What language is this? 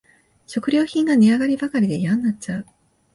Japanese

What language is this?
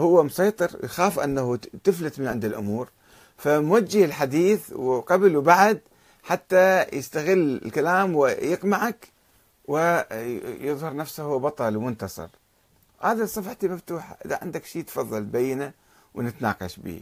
Arabic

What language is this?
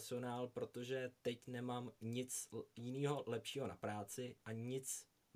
Czech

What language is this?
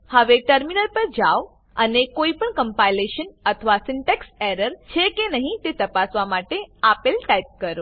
Gujarati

